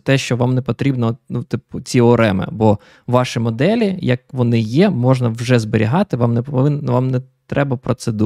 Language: Ukrainian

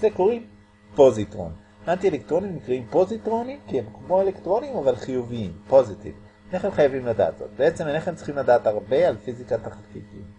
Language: Hebrew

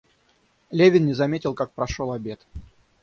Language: Russian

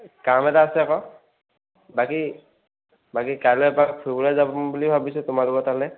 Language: Assamese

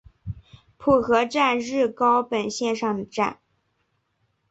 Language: Chinese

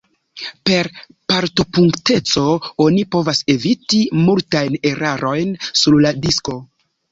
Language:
Esperanto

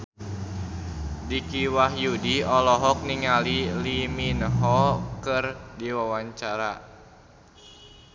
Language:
Sundanese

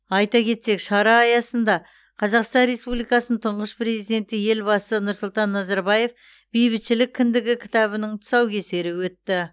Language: Kazakh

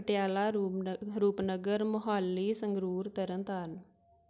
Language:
Punjabi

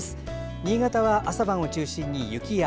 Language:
Japanese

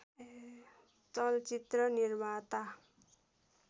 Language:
Nepali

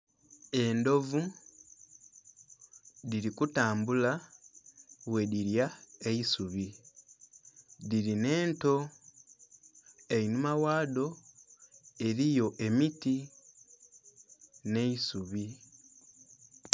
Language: Soga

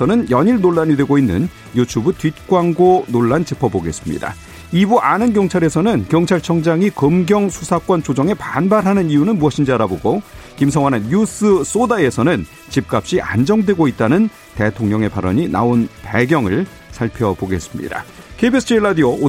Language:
Korean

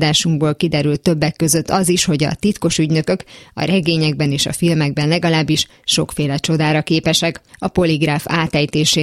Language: Hungarian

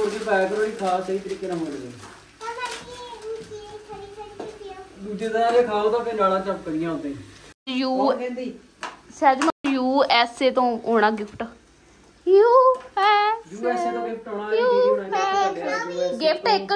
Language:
Punjabi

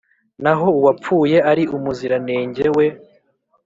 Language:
Kinyarwanda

